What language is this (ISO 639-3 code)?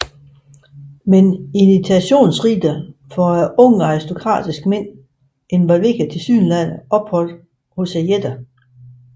dan